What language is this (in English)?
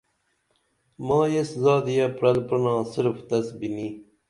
Dameli